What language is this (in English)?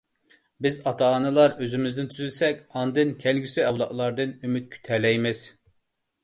Uyghur